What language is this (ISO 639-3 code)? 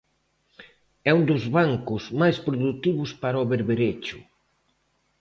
glg